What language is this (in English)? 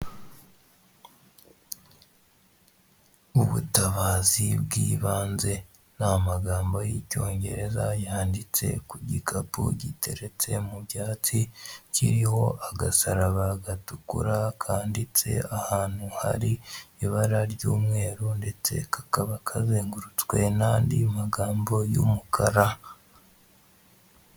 Kinyarwanda